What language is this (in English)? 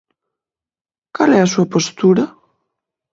Galician